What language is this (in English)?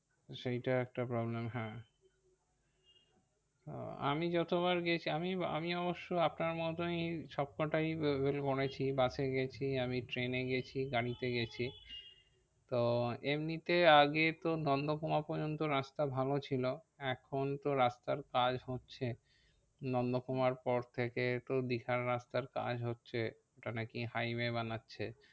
Bangla